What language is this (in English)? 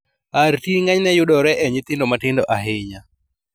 Luo (Kenya and Tanzania)